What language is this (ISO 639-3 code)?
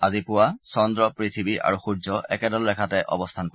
asm